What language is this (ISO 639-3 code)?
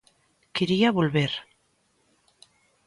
glg